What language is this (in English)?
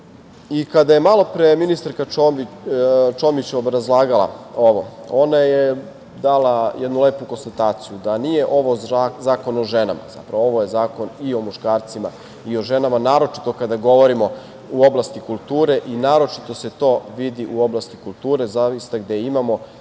Serbian